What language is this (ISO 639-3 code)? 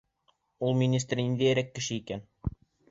bak